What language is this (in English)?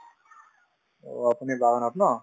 Assamese